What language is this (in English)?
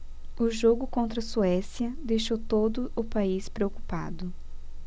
Portuguese